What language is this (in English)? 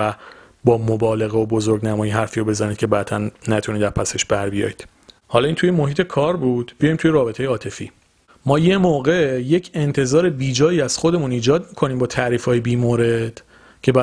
Persian